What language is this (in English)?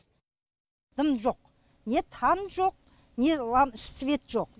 Kazakh